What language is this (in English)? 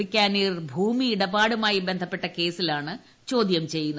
Malayalam